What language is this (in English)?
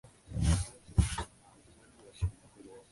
Chinese